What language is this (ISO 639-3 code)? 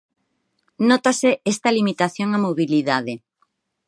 glg